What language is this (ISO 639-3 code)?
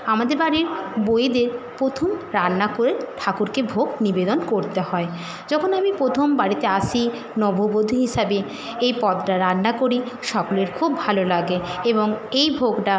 ben